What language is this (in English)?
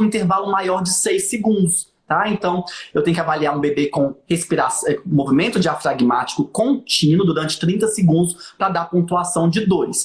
Portuguese